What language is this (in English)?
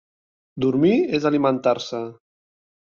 Catalan